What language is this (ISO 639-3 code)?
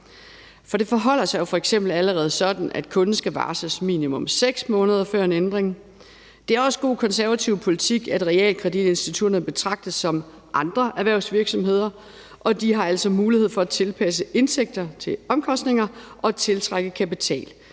dan